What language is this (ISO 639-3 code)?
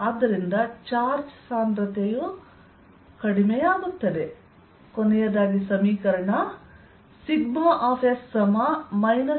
kan